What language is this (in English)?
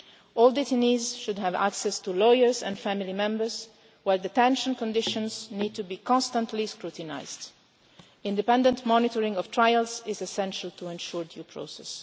English